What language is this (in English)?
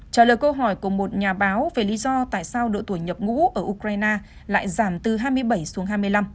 Vietnamese